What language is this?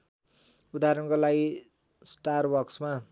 Nepali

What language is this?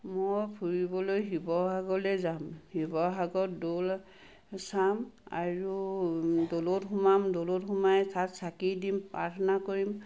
Assamese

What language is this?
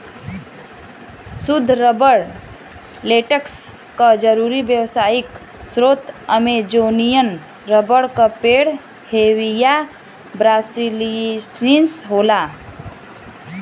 Bhojpuri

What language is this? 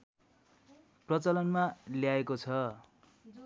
Nepali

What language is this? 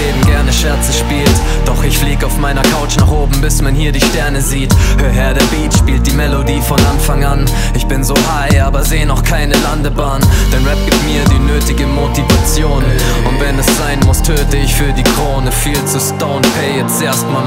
German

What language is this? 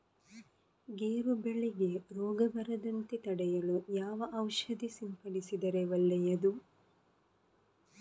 Kannada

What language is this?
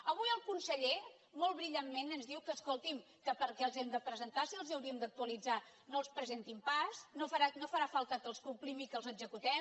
Catalan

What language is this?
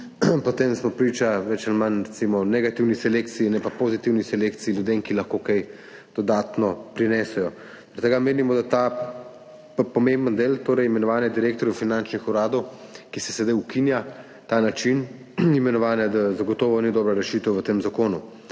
Slovenian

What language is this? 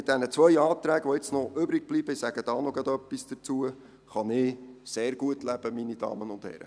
Swiss German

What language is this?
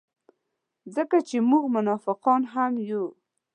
Pashto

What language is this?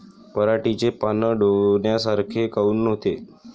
Marathi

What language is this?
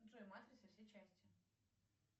Russian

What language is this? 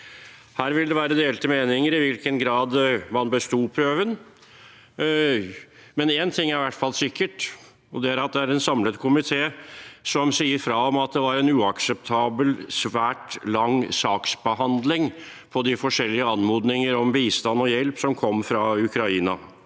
Norwegian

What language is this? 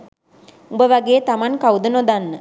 Sinhala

